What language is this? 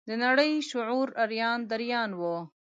Pashto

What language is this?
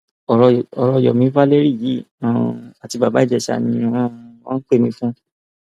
Yoruba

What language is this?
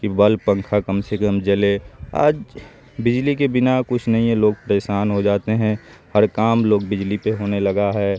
Urdu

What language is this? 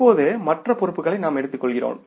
Tamil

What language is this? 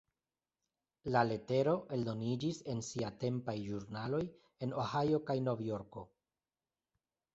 Esperanto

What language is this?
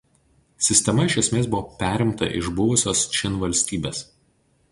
Lithuanian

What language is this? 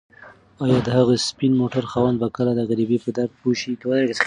Pashto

